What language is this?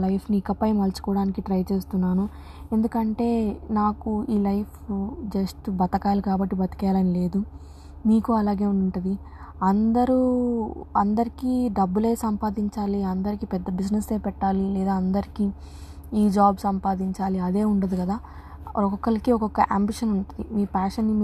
Telugu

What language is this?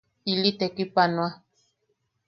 Yaqui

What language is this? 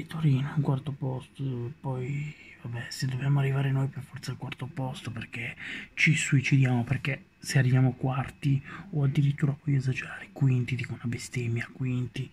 Italian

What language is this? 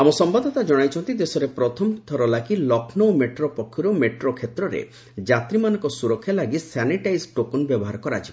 Odia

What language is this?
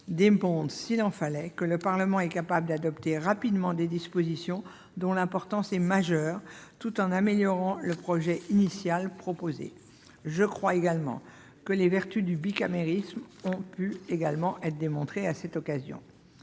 French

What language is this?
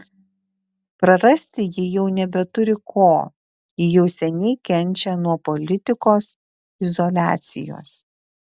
Lithuanian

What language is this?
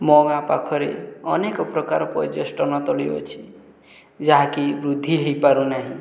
Odia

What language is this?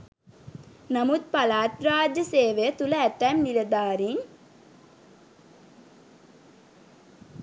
Sinhala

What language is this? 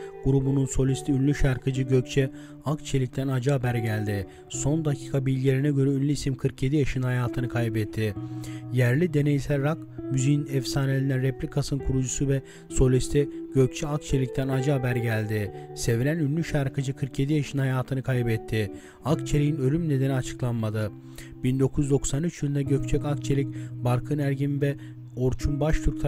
Turkish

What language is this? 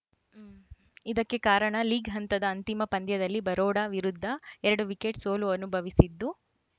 Kannada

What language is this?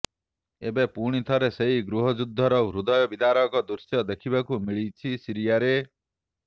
Odia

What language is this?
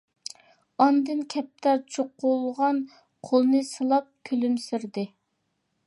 Uyghur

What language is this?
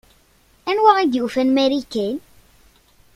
Kabyle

